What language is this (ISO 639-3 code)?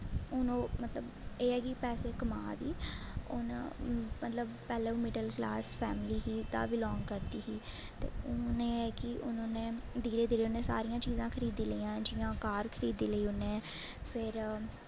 doi